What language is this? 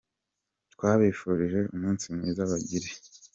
Kinyarwanda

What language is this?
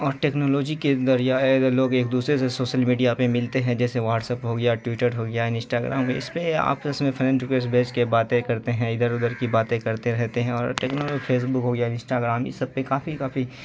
Urdu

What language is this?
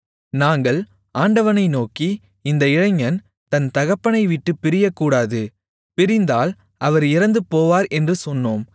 Tamil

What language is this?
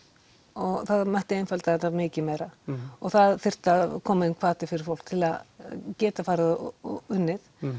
Icelandic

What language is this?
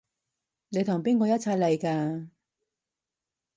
Cantonese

